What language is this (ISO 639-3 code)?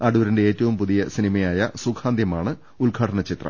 mal